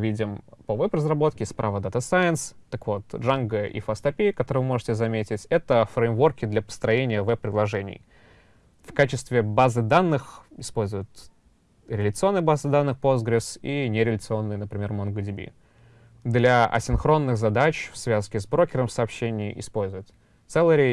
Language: Russian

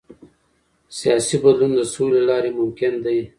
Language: Pashto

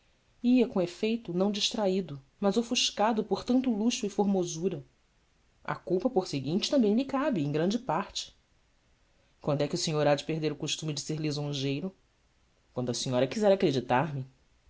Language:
Portuguese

